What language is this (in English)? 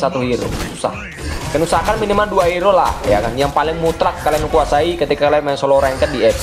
Indonesian